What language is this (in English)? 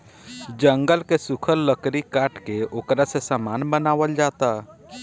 Bhojpuri